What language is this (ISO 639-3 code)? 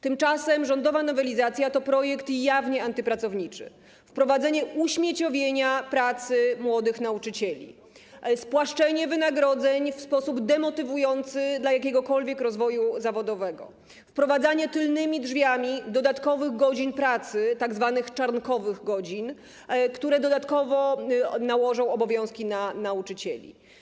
pol